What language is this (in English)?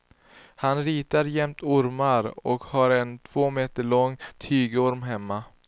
Swedish